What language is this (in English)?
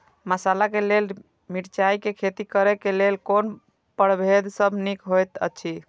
Maithili